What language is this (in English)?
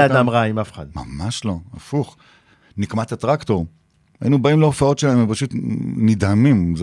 Hebrew